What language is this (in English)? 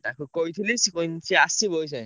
Odia